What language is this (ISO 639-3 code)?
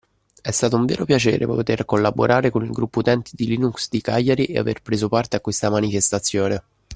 ita